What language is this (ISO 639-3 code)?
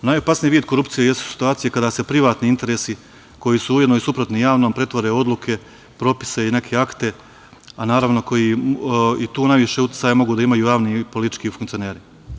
srp